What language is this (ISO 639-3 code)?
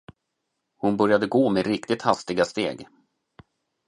swe